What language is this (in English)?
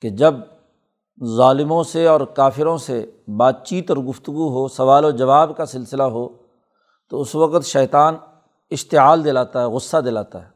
Urdu